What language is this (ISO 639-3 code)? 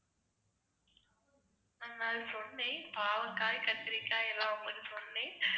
tam